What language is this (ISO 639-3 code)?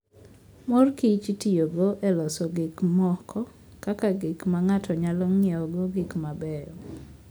luo